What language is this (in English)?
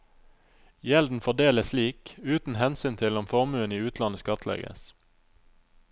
Norwegian